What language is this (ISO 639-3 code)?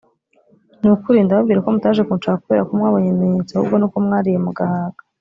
kin